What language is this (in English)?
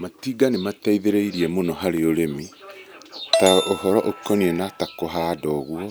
Kikuyu